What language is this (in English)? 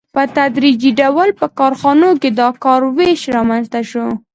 Pashto